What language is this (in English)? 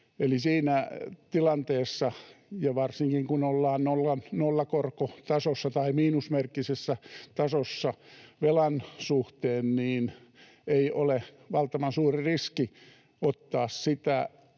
Finnish